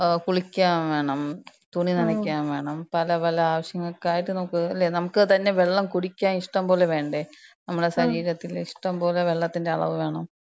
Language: Malayalam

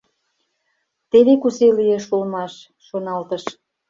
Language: Mari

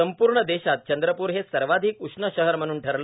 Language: Marathi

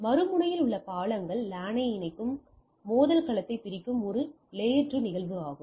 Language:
Tamil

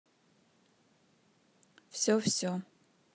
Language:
Russian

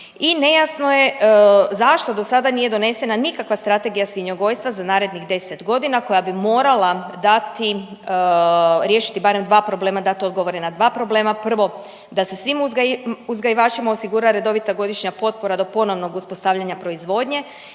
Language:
Croatian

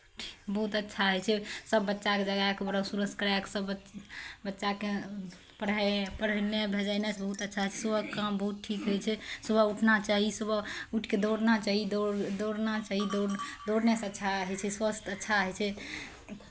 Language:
Maithili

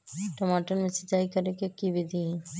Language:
Magahi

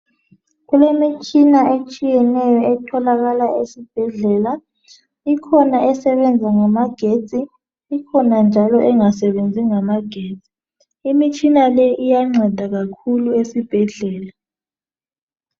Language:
North Ndebele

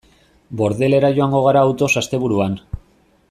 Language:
Basque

